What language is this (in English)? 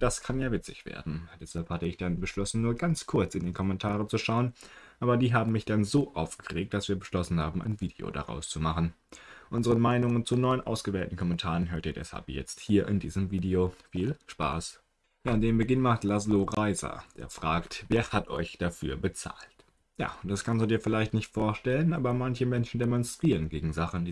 German